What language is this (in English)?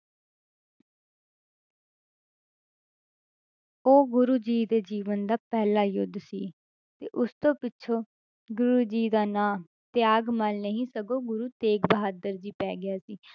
Punjabi